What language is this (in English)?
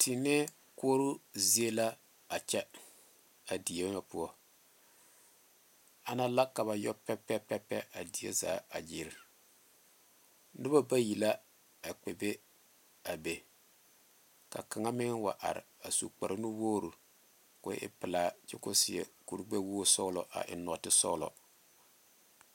Southern Dagaare